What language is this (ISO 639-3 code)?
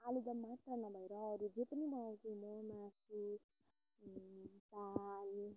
nep